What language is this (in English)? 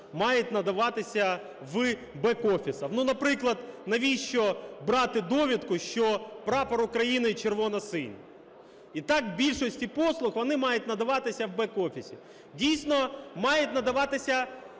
Ukrainian